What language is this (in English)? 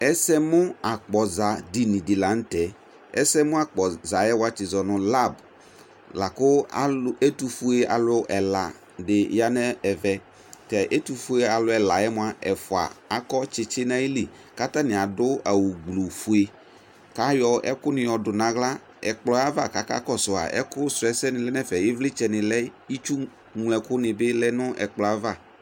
Ikposo